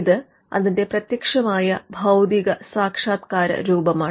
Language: Malayalam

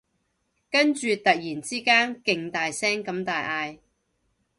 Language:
Cantonese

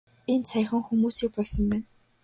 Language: Mongolian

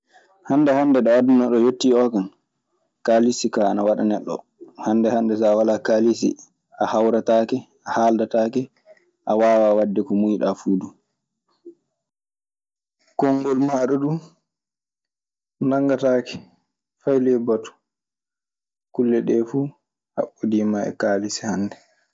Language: Maasina Fulfulde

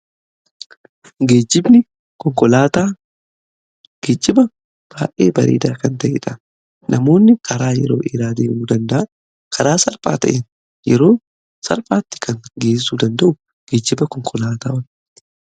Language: Oromo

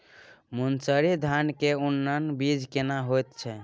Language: Maithili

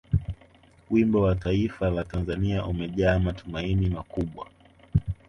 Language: Swahili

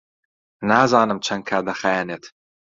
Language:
Central Kurdish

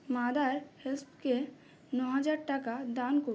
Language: Bangla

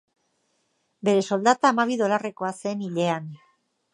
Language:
Basque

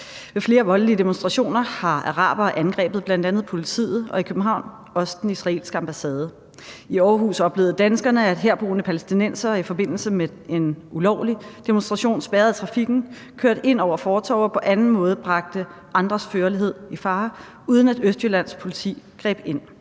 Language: Danish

